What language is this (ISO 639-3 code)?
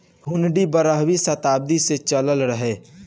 bho